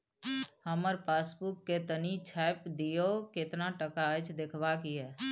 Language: Maithili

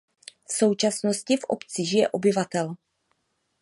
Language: Czech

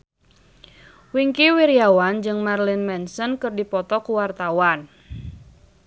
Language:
Sundanese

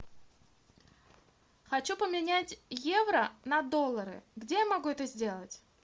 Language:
Russian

